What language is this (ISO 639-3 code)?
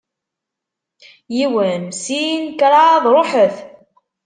kab